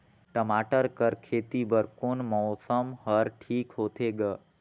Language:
Chhattisgarhi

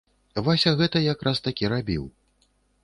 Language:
Belarusian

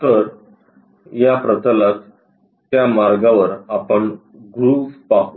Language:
Marathi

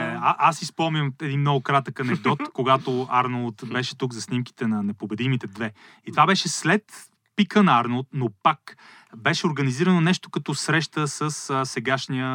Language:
Bulgarian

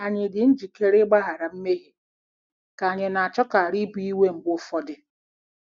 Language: Igbo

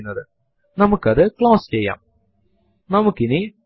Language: Malayalam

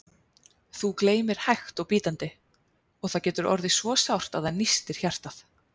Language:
Icelandic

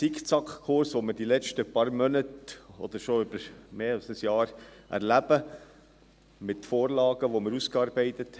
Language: Swiss German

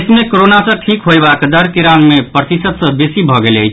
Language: Maithili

